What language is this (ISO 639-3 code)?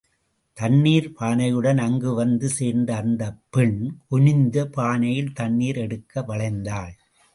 tam